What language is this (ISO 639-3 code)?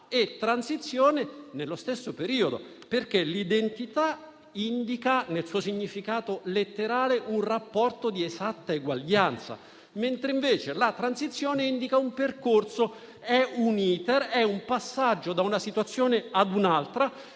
ita